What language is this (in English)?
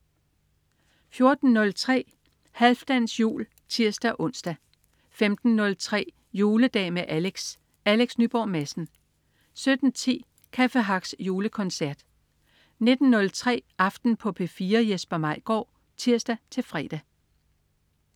Danish